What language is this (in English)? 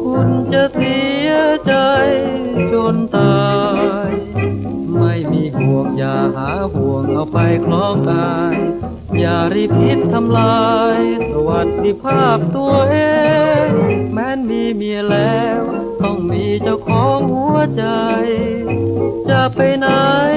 Thai